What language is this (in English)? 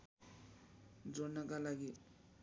Nepali